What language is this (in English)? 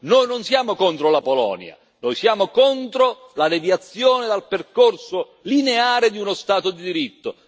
Italian